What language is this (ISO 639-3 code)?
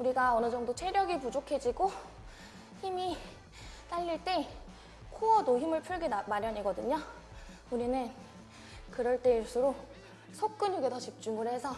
kor